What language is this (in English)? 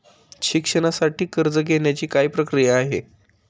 Marathi